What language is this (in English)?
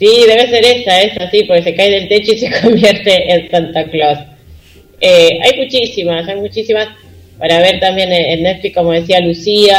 Spanish